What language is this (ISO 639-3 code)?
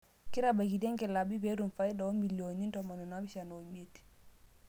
mas